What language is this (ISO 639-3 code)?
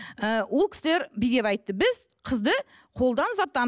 kaz